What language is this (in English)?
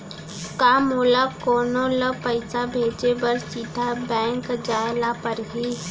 Chhattisgarhi